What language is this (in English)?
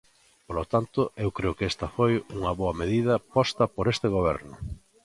Galician